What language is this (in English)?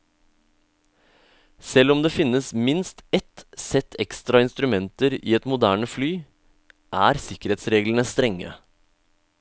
Norwegian